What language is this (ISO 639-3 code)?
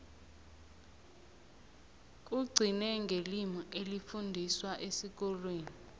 nbl